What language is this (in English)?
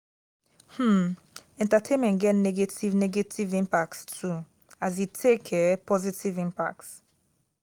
Nigerian Pidgin